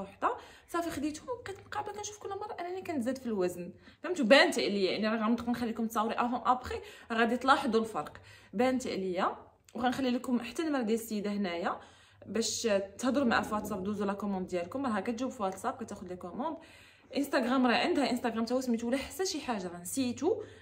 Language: Arabic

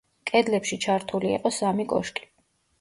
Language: Georgian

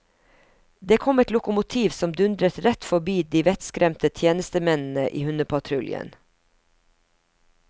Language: Norwegian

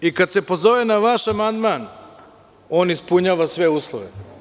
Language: Serbian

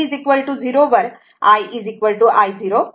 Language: Marathi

